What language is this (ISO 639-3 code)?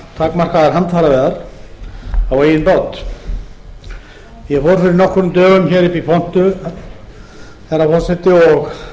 isl